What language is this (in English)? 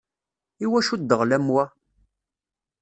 Kabyle